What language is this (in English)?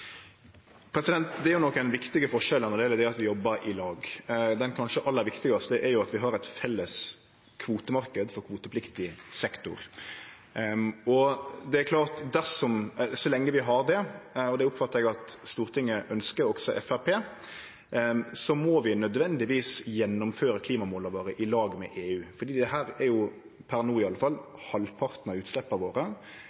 Norwegian Nynorsk